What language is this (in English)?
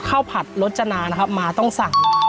Thai